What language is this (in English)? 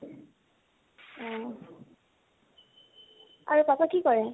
Assamese